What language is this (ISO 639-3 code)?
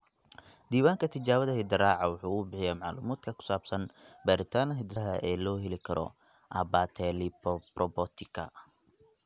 som